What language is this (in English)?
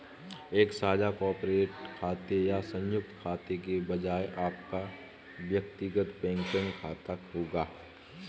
Hindi